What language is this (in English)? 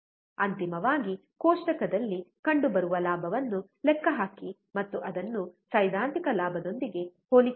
Kannada